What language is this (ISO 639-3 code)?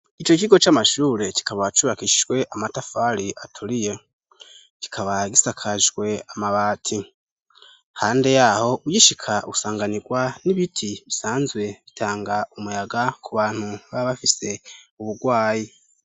run